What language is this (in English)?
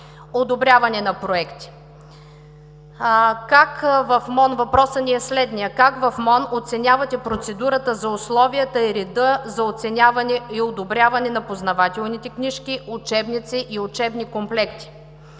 Bulgarian